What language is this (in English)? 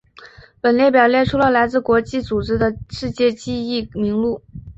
Chinese